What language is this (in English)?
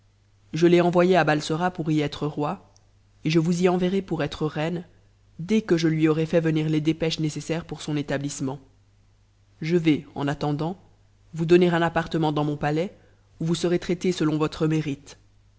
French